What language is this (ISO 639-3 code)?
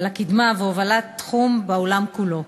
heb